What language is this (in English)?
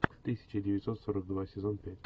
Russian